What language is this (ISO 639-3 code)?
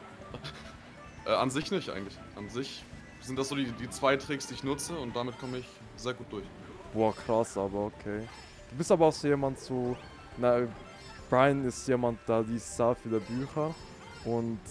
deu